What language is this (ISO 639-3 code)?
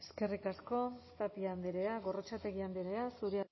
eus